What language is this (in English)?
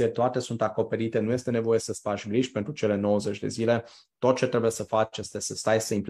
Romanian